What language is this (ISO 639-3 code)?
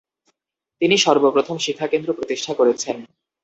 ben